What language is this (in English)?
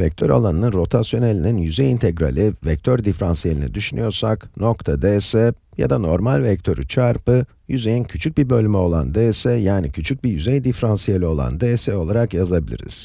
Turkish